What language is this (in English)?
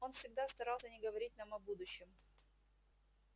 Russian